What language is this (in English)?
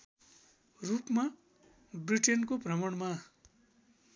Nepali